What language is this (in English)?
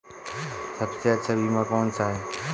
Hindi